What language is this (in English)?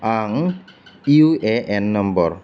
Bodo